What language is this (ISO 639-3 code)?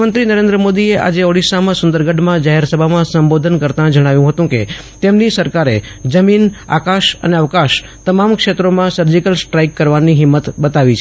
guj